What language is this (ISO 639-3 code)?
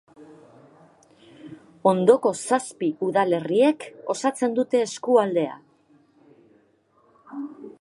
eus